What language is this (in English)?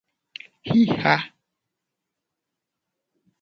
Gen